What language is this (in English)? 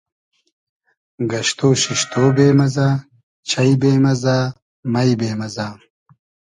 Hazaragi